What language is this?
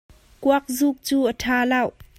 Hakha Chin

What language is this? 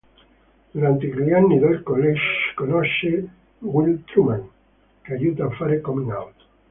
Italian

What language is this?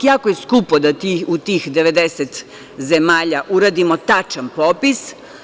Serbian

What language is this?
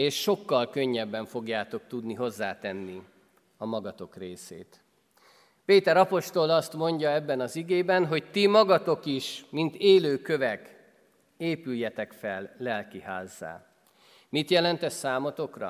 Hungarian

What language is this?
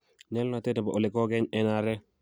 Kalenjin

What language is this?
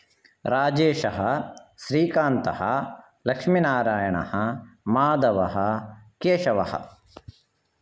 Sanskrit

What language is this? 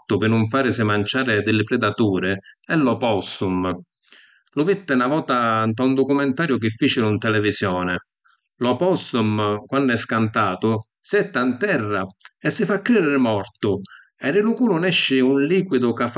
Sicilian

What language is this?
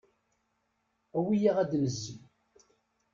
Kabyle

